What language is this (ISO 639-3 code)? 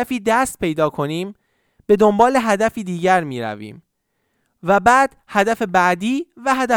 fas